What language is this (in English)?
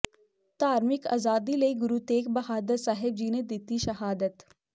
Punjabi